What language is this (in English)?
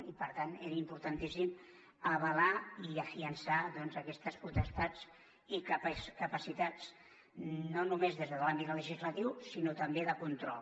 Catalan